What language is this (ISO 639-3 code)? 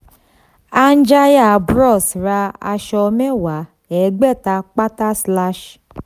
yor